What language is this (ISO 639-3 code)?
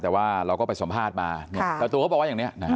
tha